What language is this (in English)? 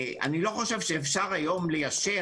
Hebrew